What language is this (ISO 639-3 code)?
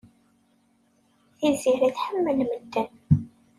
kab